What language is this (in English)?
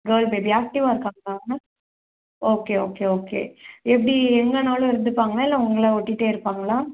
Tamil